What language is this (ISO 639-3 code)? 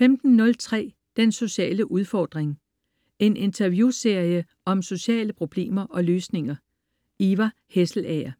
dan